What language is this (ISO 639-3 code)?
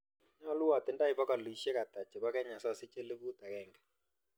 kln